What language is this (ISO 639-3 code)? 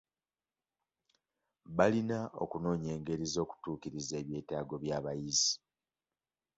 lug